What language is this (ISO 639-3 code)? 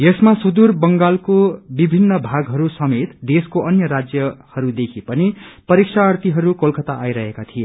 nep